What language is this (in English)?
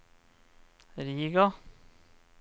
Norwegian